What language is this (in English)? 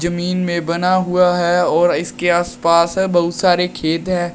Hindi